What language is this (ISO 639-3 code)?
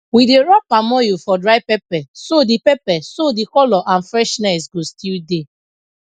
pcm